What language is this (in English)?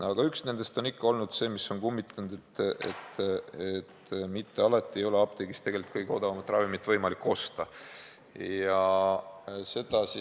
Estonian